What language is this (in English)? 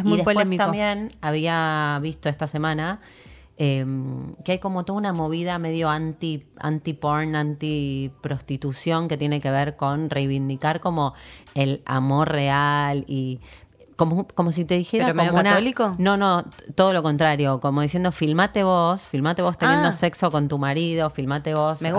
Spanish